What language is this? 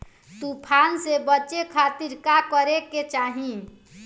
Bhojpuri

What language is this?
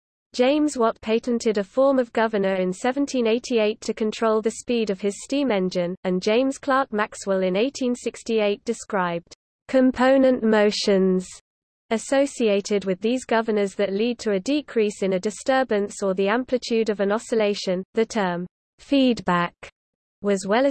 English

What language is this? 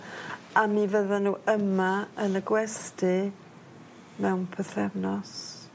Welsh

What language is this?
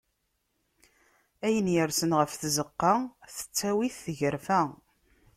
Kabyle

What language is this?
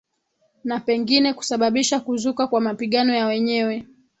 Swahili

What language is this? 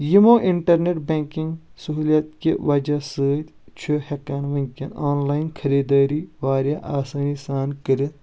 Kashmiri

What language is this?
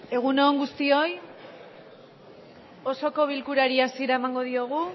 Basque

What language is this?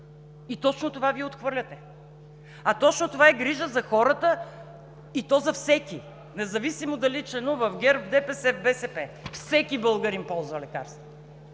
Bulgarian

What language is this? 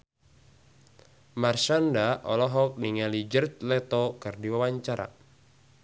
Sundanese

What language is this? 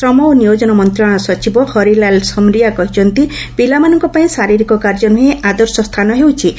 Odia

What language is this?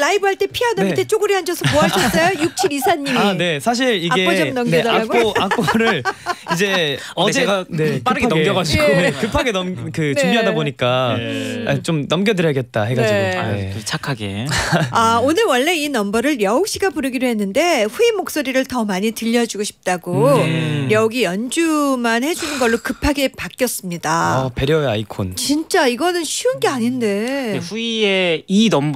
Korean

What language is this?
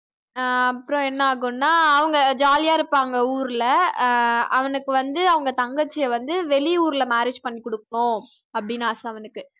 Tamil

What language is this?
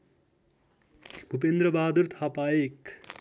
Nepali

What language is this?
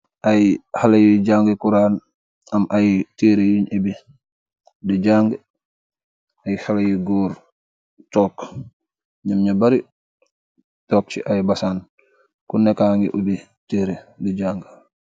Wolof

